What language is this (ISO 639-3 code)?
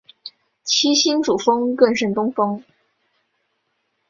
zho